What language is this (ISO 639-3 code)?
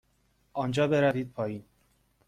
fas